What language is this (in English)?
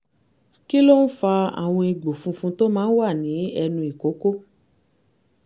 Yoruba